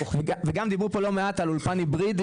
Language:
Hebrew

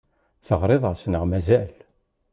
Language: Kabyle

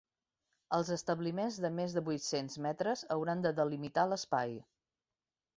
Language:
Catalan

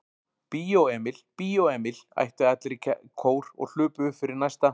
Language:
Icelandic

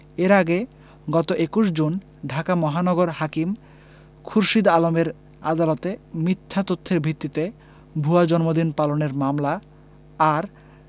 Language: Bangla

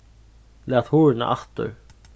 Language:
Faroese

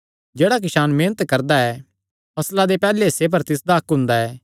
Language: Kangri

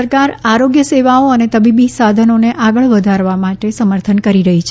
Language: Gujarati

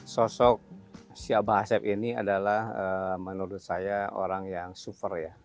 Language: Indonesian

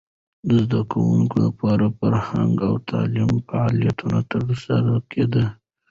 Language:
Pashto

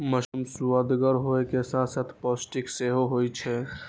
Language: Maithili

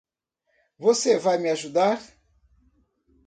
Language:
Portuguese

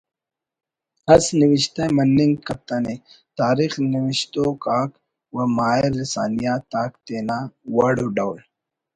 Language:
Brahui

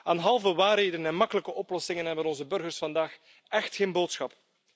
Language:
Dutch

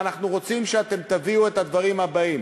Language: Hebrew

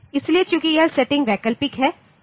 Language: Hindi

